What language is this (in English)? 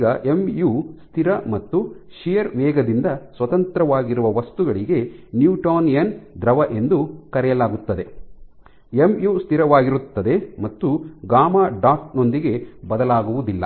Kannada